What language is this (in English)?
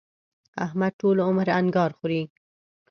Pashto